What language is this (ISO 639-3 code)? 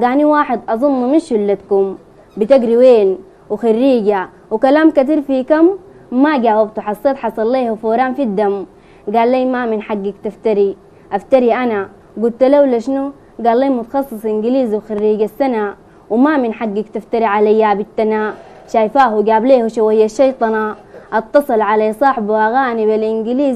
ara